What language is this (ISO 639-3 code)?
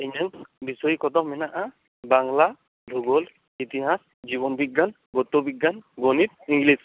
sat